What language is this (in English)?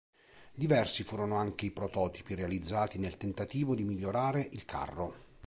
Italian